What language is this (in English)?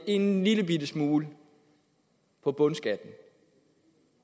Danish